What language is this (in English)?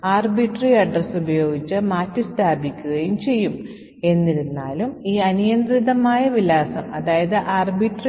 Malayalam